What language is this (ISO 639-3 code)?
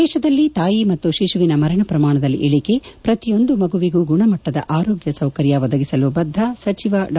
kan